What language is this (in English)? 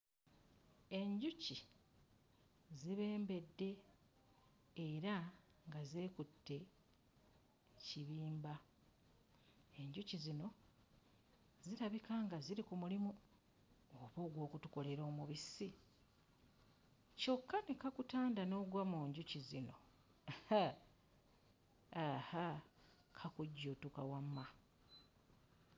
Ganda